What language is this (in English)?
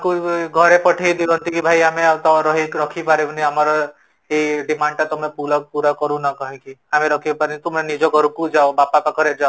Odia